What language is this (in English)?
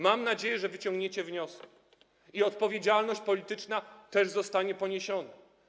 Polish